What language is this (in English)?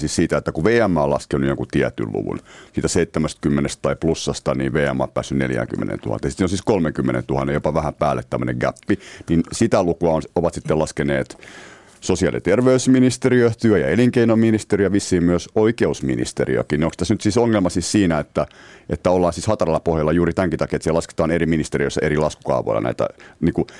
Finnish